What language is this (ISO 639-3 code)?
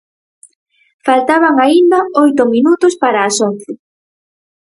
glg